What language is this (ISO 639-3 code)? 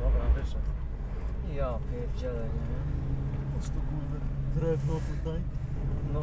pol